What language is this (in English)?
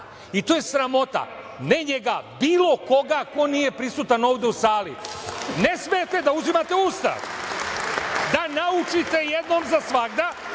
Serbian